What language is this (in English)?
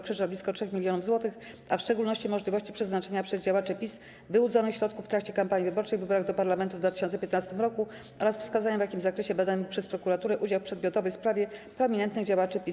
Polish